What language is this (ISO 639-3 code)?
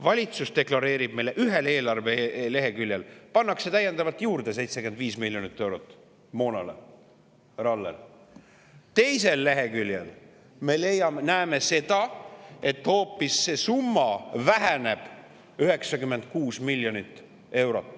est